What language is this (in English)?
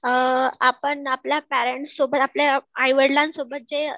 Marathi